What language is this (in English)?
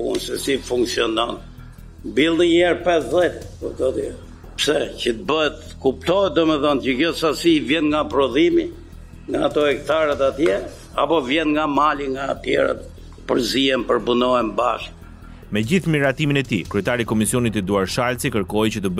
Romanian